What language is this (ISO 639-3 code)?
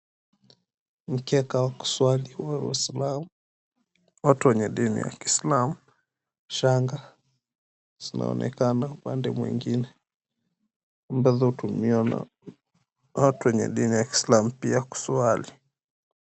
swa